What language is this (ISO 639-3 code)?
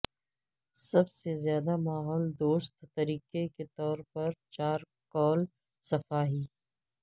urd